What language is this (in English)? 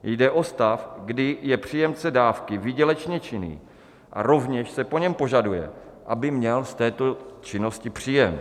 Czech